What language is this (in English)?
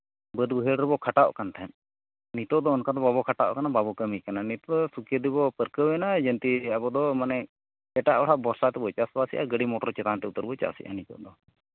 Santali